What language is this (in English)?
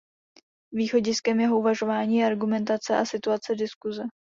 Czech